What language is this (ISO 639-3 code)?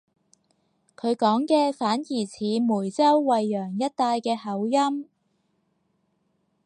yue